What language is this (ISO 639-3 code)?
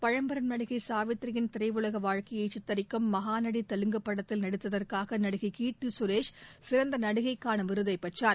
tam